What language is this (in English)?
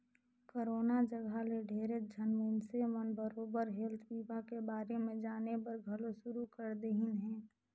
Chhattisgarhi